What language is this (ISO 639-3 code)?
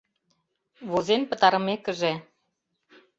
chm